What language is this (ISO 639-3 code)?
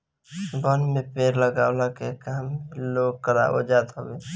bho